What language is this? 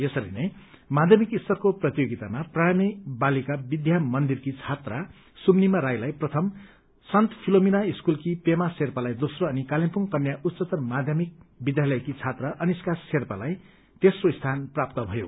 Nepali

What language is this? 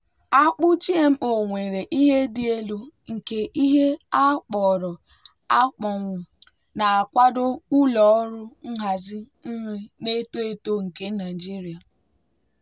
Igbo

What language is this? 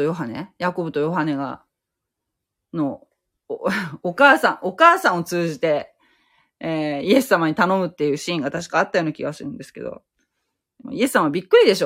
Japanese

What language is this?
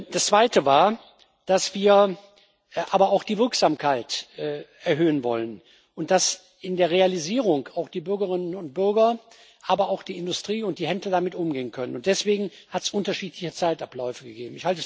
German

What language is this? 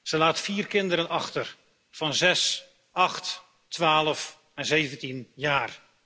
Dutch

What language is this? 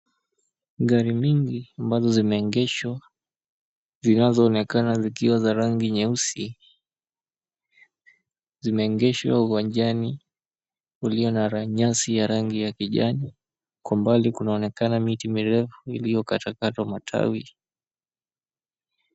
Swahili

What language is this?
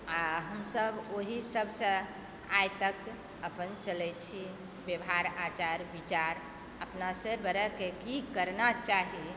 Maithili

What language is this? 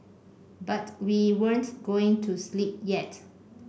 English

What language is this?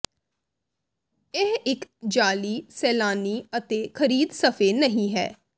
Punjabi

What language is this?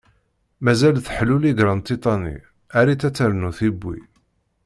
Kabyle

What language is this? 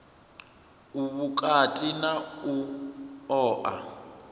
Venda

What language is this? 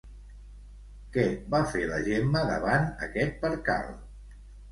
Catalan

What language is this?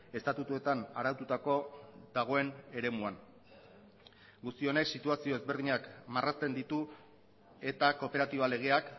Basque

